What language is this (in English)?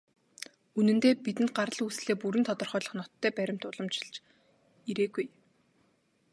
Mongolian